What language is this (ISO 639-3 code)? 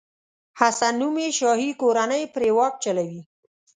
pus